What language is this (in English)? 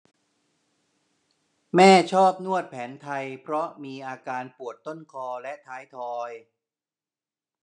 Thai